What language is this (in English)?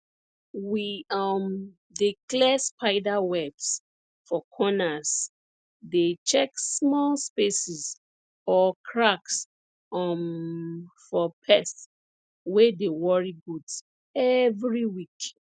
Nigerian Pidgin